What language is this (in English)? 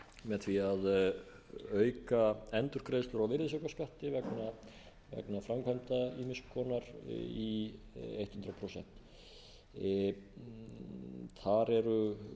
Icelandic